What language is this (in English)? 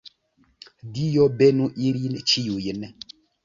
Esperanto